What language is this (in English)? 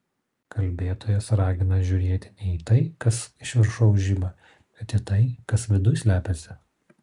Lithuanian